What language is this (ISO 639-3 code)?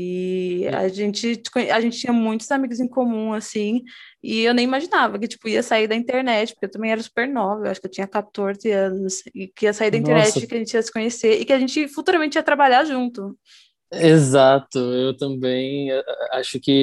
por